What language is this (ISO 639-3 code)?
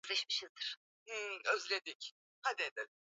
swa